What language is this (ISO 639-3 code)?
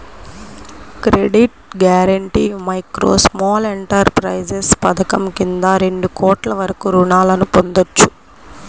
tel